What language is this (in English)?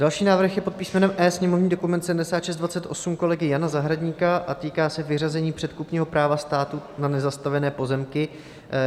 Czech